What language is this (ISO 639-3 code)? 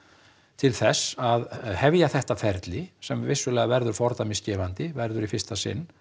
isl